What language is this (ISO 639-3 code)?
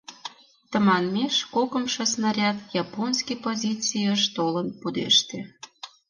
chm